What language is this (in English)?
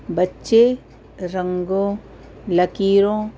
Urdu